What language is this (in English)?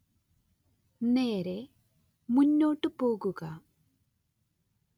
Malayalam